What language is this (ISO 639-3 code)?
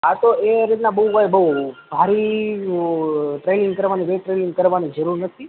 guj